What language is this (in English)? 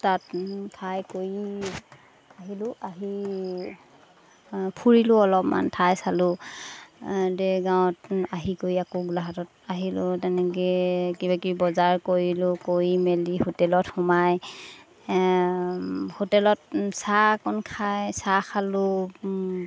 Assamese